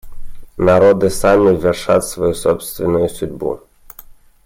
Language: Russian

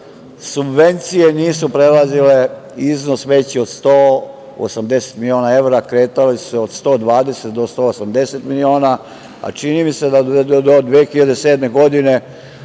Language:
Serbian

